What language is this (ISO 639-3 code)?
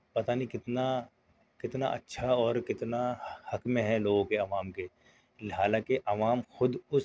urd